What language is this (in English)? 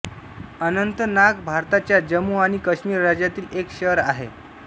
Marathi